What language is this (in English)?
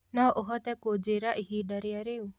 Kikuyu